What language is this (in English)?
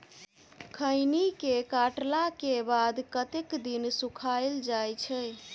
Maithili